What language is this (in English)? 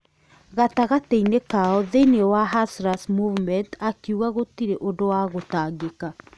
Kikuyu